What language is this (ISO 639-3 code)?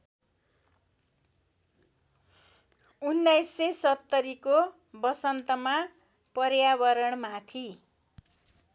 nep